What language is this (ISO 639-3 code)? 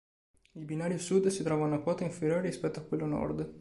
ita